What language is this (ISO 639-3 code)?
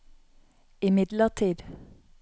nor